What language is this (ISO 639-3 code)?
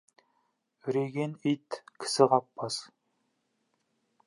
kaz